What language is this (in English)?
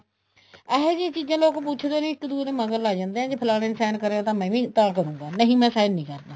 Punjabi